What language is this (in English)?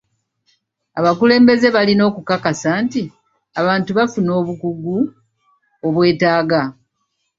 Ganda